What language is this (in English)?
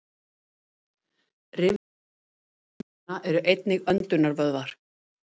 Icelandic